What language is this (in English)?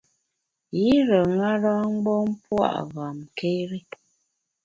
Bamun